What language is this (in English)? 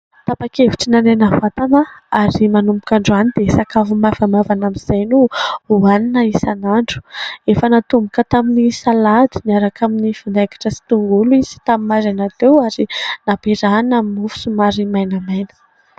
Malagasy